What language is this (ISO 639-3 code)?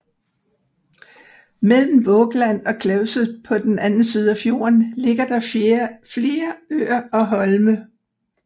dan